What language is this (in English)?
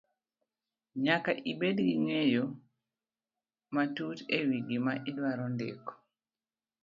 Luo (Kenya and Tanzania)